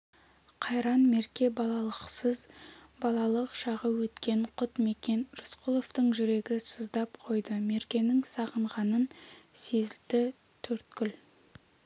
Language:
Kazakh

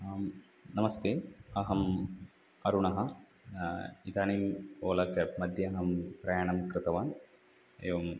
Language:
Sanskrit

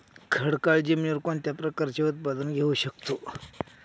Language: Marathi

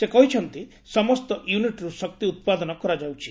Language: Odia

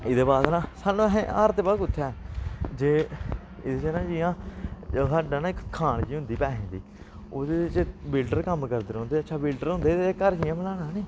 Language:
Dogri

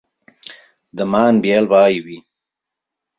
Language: Catalan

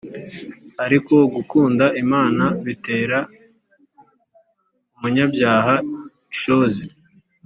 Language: Kinyarwanda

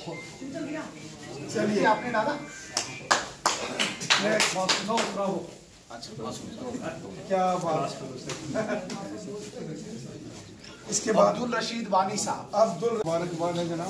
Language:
Arabic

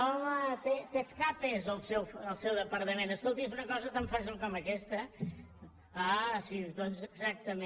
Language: Catalan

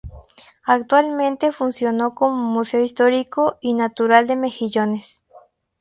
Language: Spanish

